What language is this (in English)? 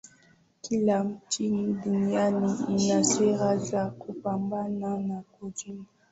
Swahili